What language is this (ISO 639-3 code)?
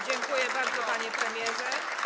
pol